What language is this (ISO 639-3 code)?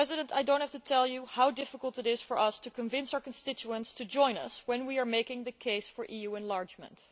eng